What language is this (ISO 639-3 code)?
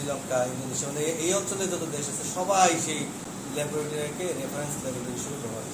ita